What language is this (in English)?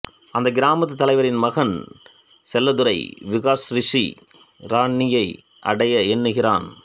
Tamil